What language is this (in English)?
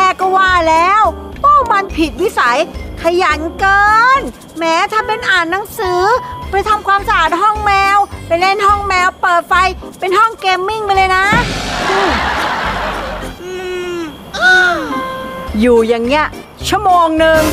Thai